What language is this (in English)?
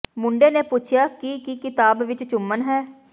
Punjabi